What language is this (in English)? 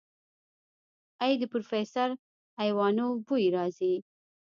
Pashto